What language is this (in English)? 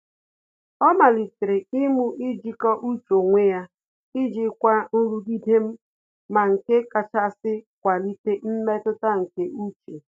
Igbo